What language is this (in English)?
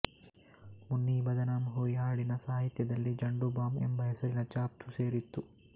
Kannada